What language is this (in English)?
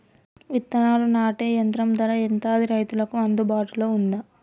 Telugu